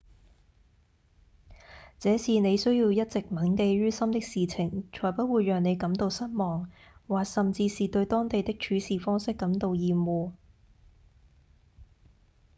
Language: Cantonese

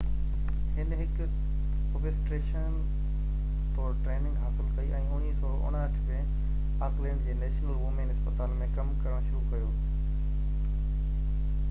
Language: Sindhi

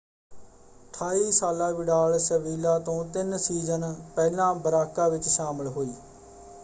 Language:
Punjabi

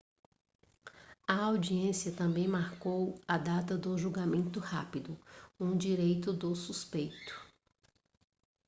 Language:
Portuguese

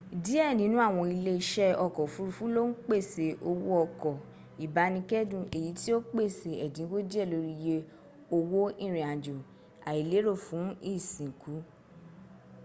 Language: Yoruba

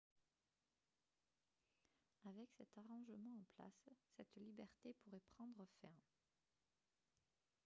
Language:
French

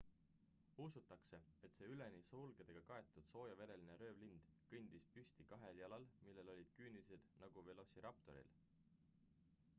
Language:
Estonian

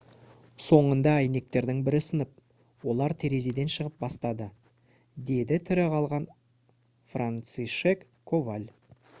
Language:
Kazakh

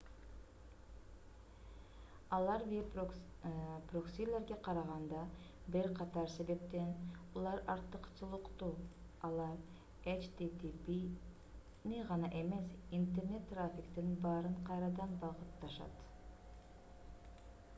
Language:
Kyrgyz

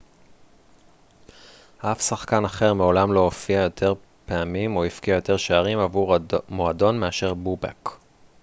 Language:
Hebrew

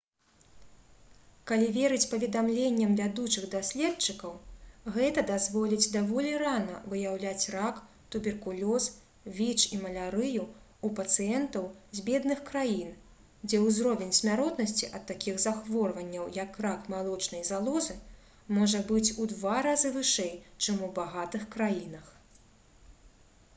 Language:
Belarusian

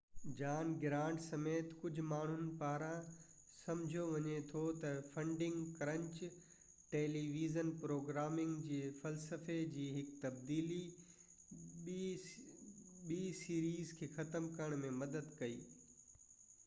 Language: Sindhi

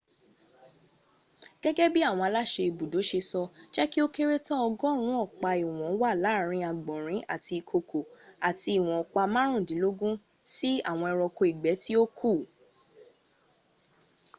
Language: Yoruba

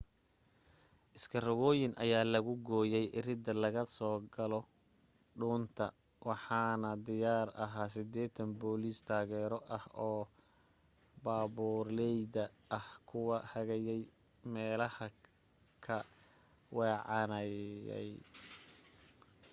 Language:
Somali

